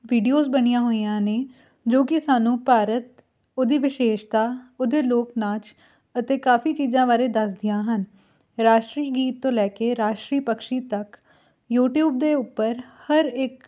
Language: Punjabi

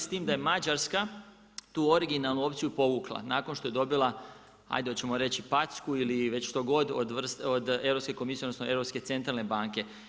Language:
Croatian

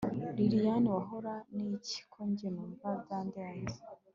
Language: Kinyarwanda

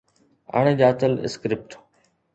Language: Sindhi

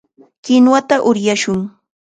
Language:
Chiquián Ancash Quechua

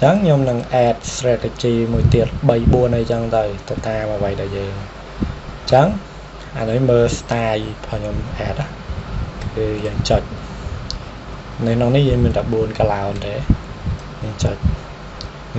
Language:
Thai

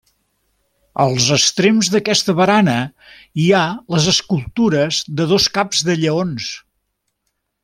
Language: Catalan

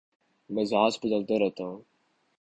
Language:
Urdu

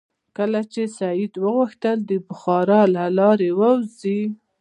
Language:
Pashto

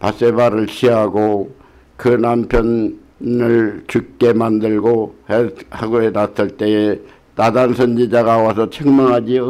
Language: Korean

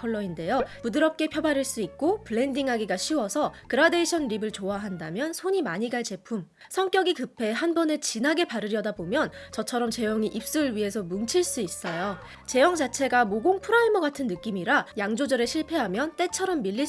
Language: Korean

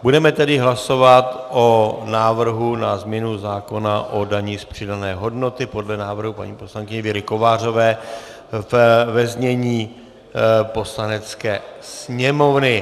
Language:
Czech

